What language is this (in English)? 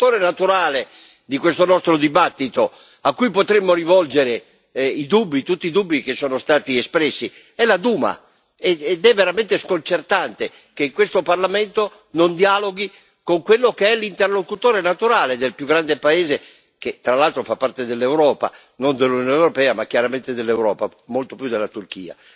Italian